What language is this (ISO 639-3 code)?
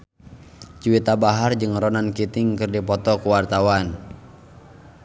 sun